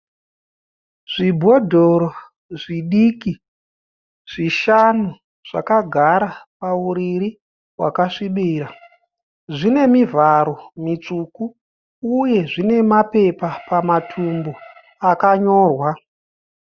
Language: Shona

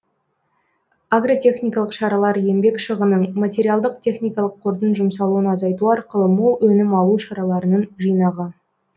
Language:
Kazakh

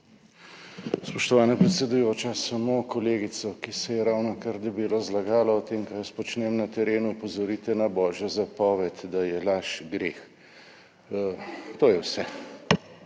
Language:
Slovenian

